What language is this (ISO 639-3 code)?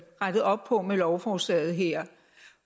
dan